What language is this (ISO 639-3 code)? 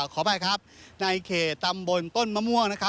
tha